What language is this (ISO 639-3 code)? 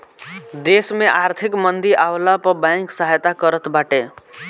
bho